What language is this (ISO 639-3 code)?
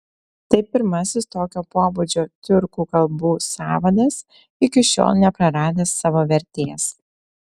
lit